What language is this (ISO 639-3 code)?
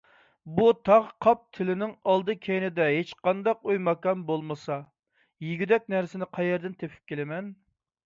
uig